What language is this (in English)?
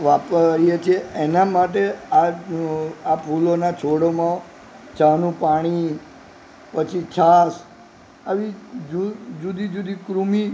Gujarati